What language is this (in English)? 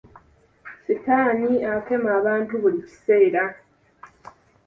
Ganda